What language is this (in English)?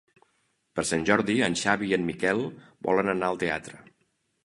Catalan